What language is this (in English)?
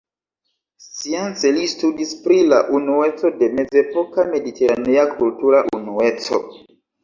Esperanto